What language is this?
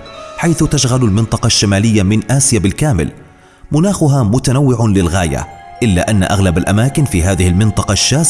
Arabic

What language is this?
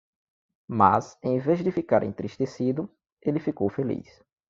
Portuguese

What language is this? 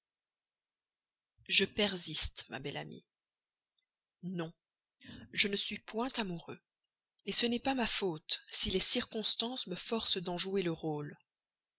French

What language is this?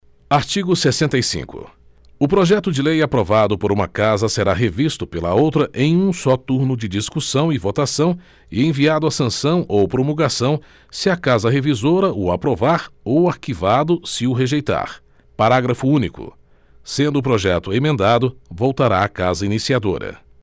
Portuguese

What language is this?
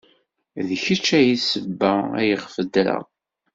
Kabyle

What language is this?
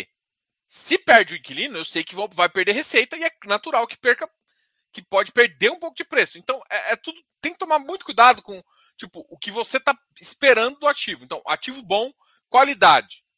Portuguese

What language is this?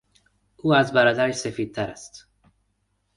Persian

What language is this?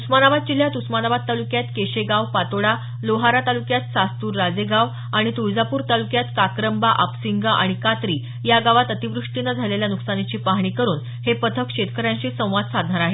Marathi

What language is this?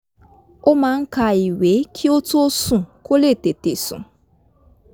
Yoruba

